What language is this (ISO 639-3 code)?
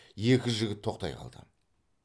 kaz